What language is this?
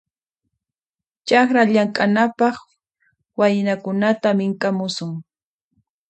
Puno Quechua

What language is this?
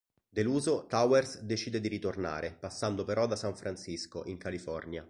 Italian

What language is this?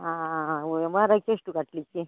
Kannada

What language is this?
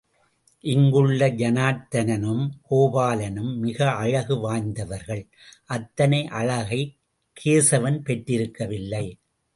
Tamil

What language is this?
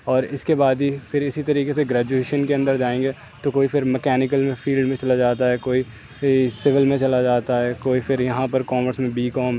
Urdu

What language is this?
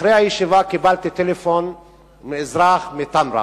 Hebrew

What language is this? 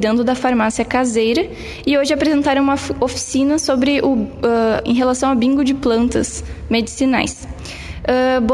Portuguese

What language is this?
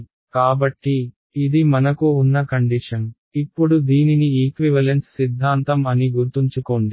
Telugu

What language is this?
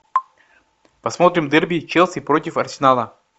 Russian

